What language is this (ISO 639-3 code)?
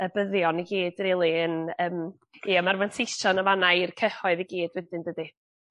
cym